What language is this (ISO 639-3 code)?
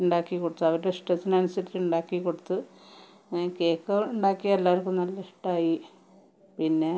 mal